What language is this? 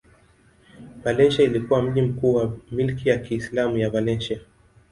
Swahili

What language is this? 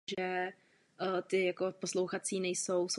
Czech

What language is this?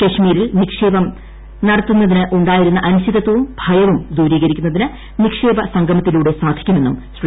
Malayalam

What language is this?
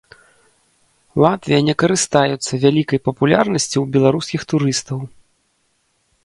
Belarusian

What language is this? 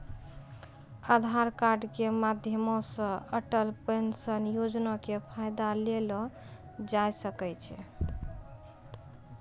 Maithili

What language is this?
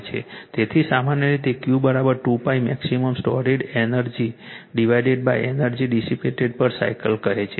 Gujarati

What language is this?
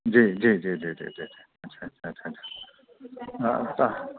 Sindhi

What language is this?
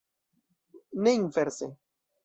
Esperanto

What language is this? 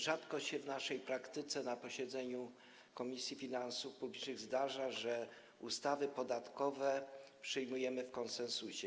Polish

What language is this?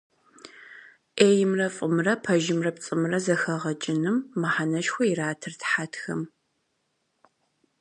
Kabardian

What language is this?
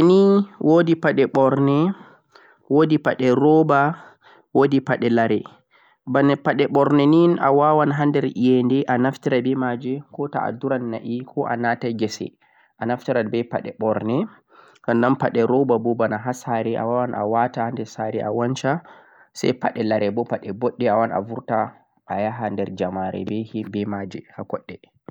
Central-Eastern Niger Fulfulde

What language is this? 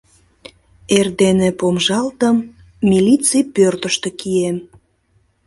Mari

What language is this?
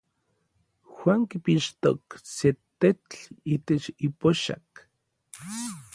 Orizaba Nahuatl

